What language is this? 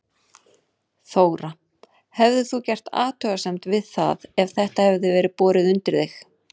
Icelandic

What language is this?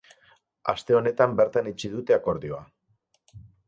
Basque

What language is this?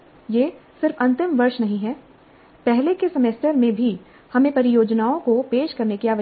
Hindi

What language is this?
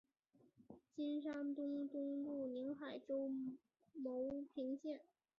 Chinese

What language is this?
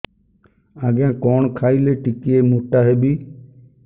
Odia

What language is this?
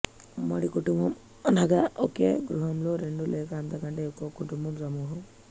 Telugu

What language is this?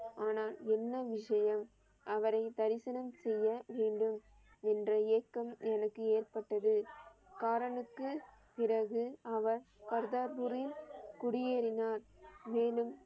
Tamil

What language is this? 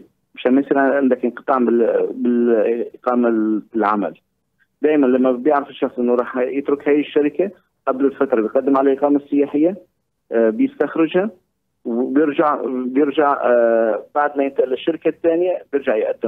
Arabic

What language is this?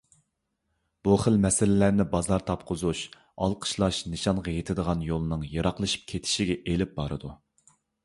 Uyghur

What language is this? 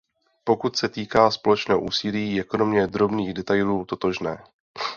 Czech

